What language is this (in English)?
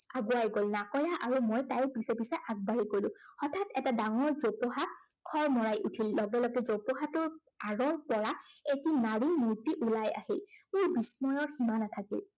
Assamese